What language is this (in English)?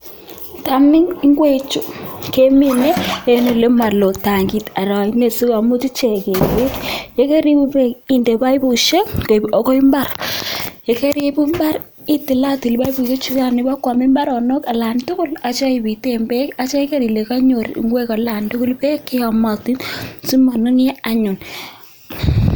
Kalenjin